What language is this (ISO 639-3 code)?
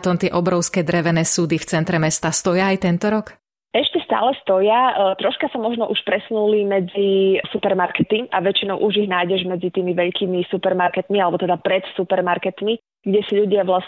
slk